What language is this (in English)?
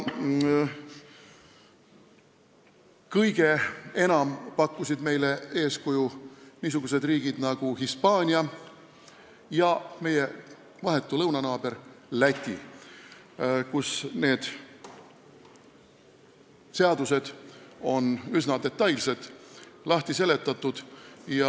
Estonian